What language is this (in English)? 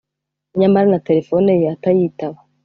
Kinyarwanda